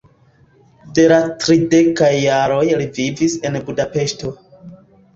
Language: Esperanto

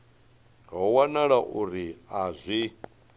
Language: Venda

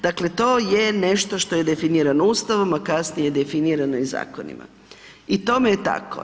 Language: Croatian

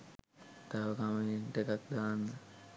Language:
Sinhala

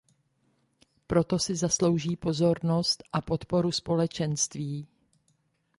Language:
Czech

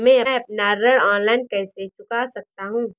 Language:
Hindi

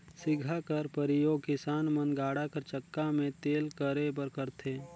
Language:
Chhattisgarhi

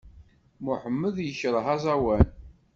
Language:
Kabyle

